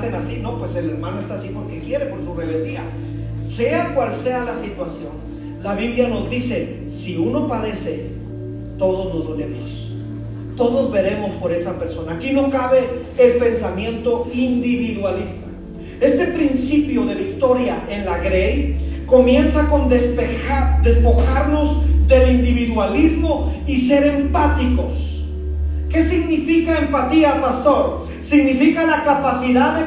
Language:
Spanish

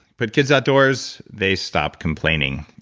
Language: English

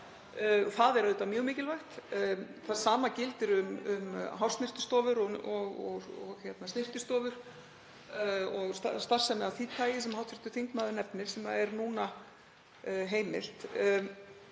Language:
Icelandic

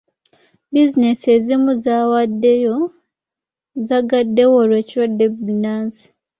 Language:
Ganda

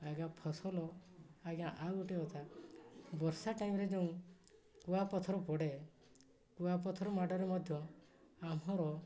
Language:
Odia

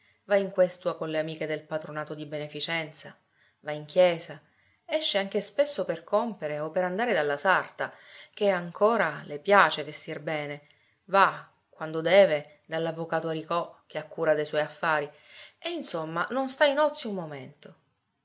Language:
Italian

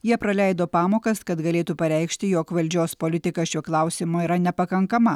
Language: Lithuanian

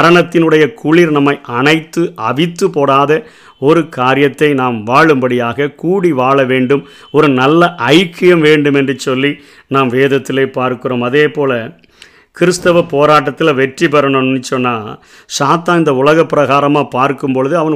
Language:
Tamil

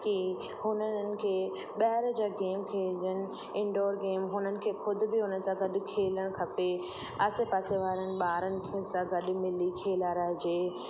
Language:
Sindhi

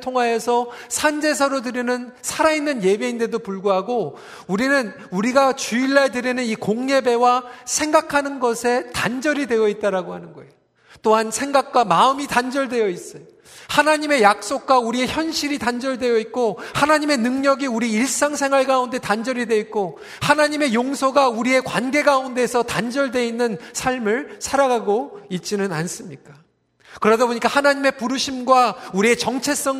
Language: Korean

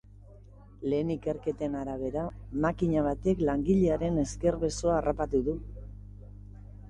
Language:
Basque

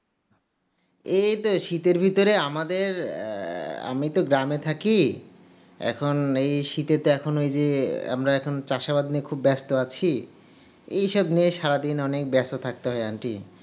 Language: Bangla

